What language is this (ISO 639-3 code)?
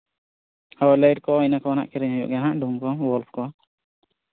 sat